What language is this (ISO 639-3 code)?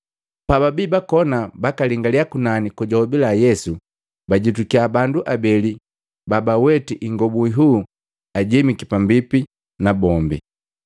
mgv